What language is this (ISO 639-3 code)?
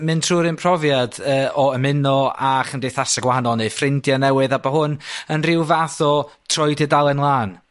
cym